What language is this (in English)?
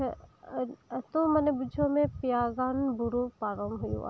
Santali